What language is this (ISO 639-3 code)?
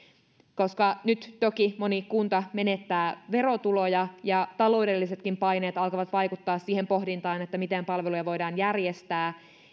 fin